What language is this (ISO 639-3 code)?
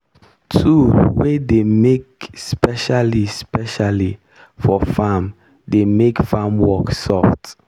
pcm